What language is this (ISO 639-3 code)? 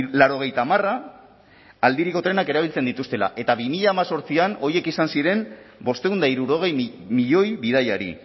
eus